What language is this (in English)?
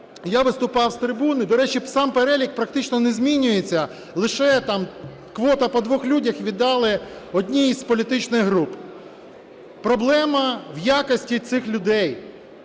Ukrainian